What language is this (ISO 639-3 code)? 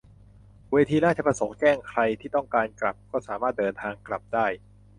tha